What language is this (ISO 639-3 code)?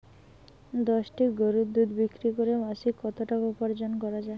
ben